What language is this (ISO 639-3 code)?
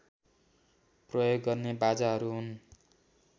nep